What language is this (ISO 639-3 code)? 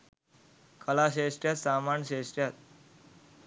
sin